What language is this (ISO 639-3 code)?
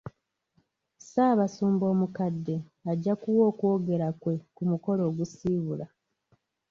lug